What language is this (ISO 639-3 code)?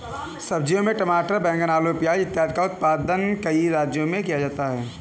hin